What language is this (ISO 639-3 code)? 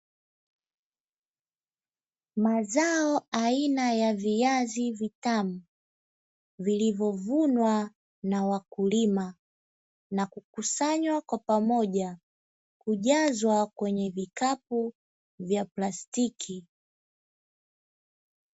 swa